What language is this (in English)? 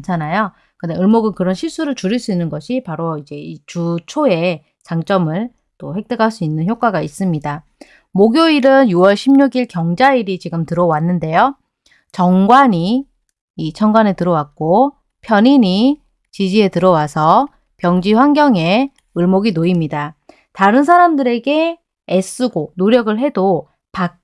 Korean